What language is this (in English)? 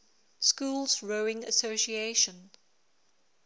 English